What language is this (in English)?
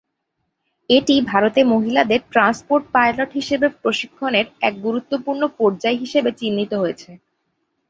Bangla